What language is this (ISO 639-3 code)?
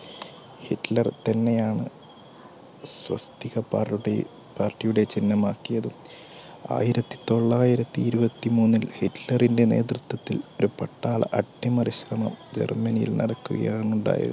mal